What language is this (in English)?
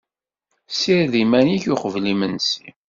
Kabyle